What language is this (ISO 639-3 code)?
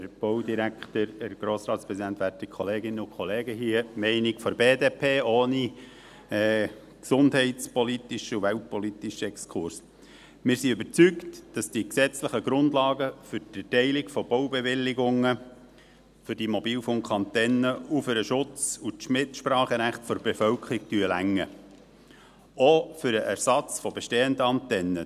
gsw